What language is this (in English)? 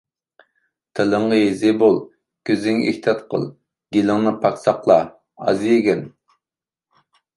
Uyghur